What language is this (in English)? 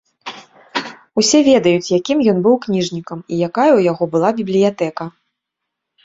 Belarusian